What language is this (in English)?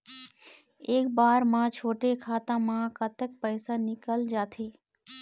Chhattisgarhi